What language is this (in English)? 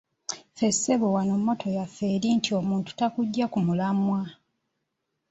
Ganda